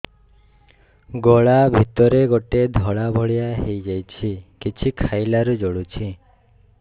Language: Odia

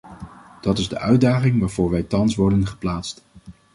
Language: Dutch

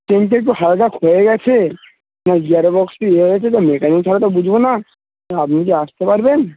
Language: Bangla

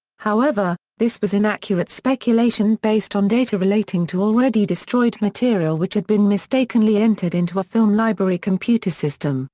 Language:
English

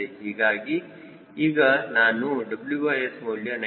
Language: Kannada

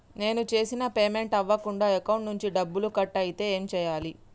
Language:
Telugu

